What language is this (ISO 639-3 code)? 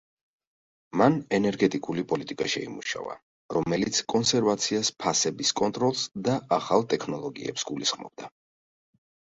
kat